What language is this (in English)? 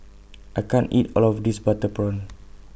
English